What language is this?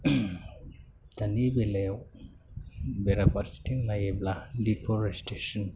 Bodo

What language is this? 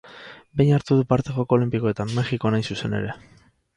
Basque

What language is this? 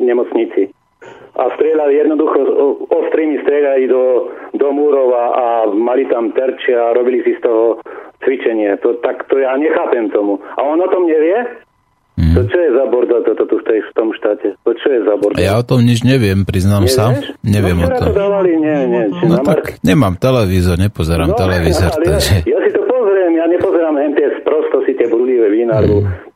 Slovak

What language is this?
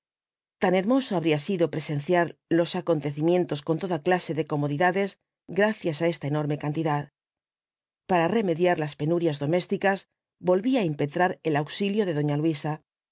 Spanish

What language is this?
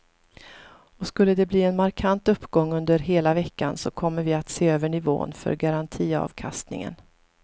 Swedish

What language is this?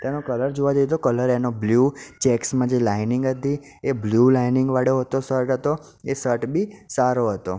Gujarati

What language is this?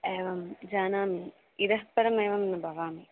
Sanskrit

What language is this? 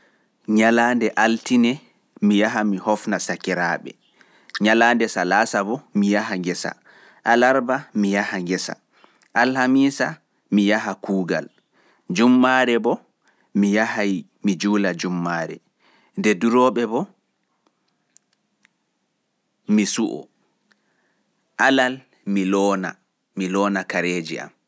Pular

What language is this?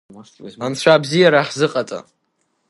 Abkhazian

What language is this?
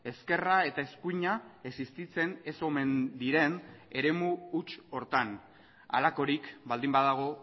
Basque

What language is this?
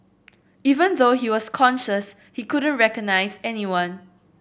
English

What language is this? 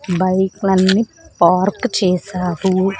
Telugu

